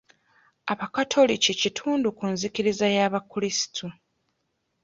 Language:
Ganda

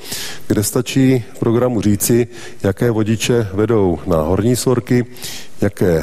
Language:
Czech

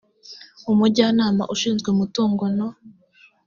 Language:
Kinyarwanda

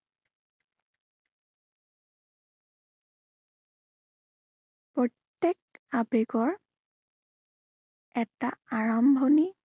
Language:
Assamese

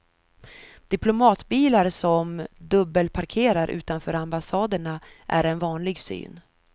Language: Swedish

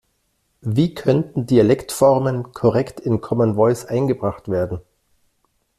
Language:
German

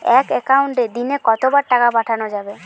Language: Bangla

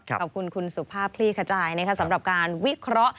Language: Thai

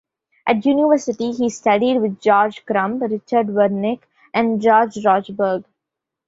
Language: English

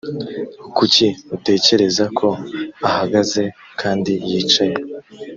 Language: Kinyarwanda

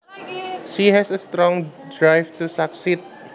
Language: Javanese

